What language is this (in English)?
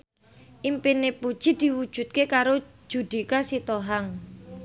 Javanese